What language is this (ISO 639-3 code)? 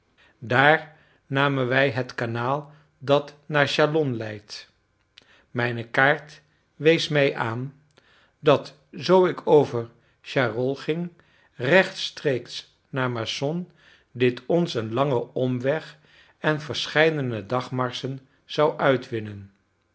nld